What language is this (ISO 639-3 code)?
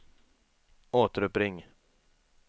swe